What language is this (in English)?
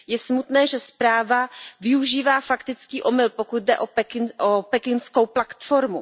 Czech